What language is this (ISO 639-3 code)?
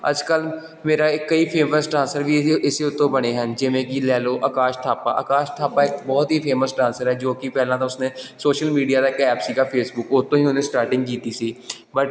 pan